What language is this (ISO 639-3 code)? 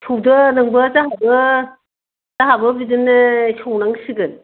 brx